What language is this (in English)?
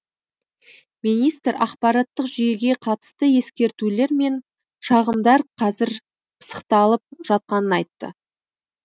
Kazakh